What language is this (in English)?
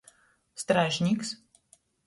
Latgalian